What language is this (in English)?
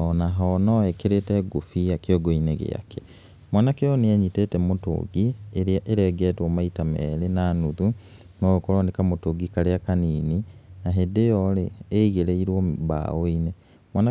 Kikuyu